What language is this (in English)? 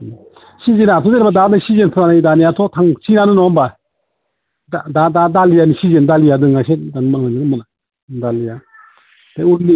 Bodo